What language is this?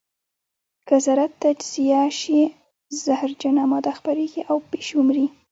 Pashto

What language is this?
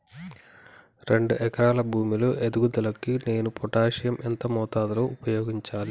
Telugu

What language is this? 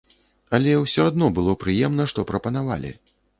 Belarusian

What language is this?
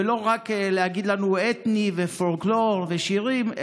Hebrew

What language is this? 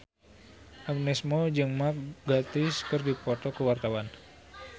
Sundanese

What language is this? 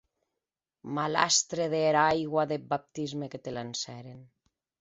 Occitan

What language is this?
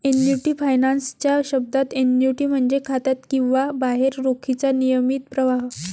Marathi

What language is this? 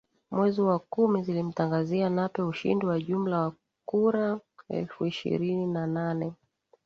Swahili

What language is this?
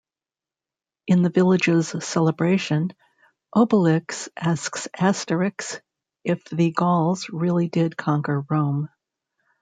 English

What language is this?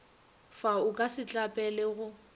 Northern Sotho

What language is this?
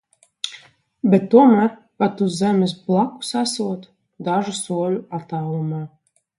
Latvian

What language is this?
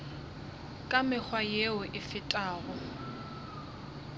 Northern Sotho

